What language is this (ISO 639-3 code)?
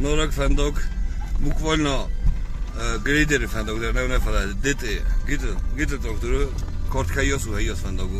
rus